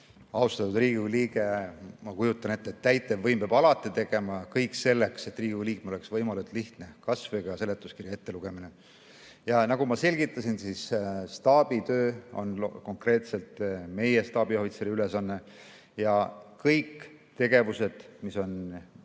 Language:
Estonian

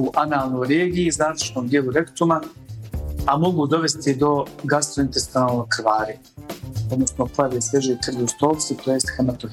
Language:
Croatian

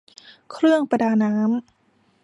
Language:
Thai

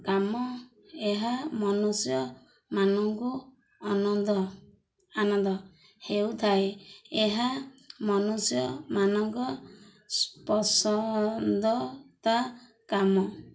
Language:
Odia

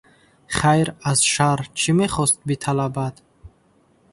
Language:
Tajik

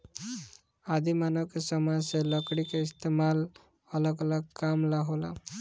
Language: Bhojpuri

